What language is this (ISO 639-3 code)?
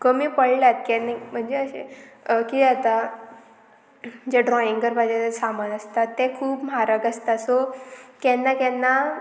kok